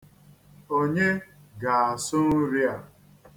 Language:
Igbo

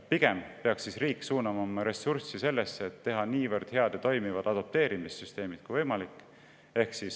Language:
Estonian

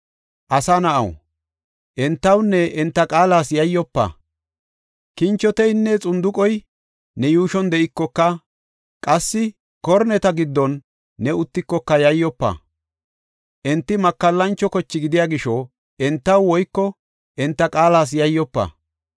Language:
Gofa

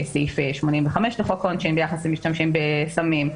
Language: Hebrew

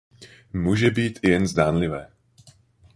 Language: Czech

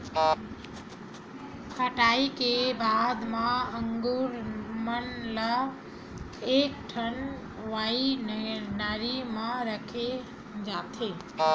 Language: Chhattisgarhi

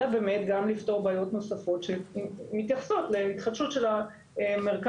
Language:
Hebrew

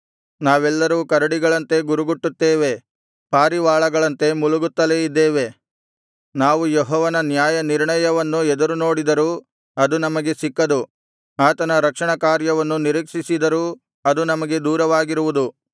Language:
Kannada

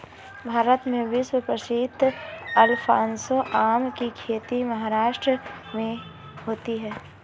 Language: Hindi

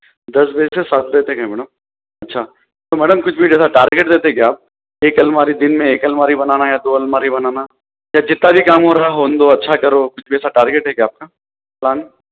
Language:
Urdu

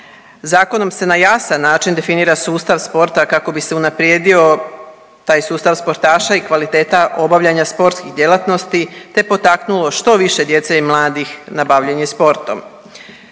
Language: Croatian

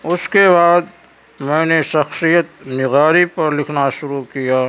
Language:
Urdu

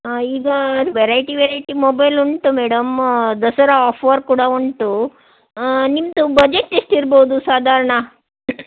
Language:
Kannada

